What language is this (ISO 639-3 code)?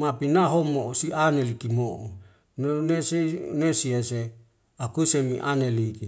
weo